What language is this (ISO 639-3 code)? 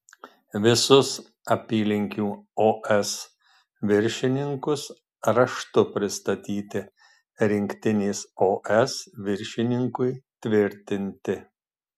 lit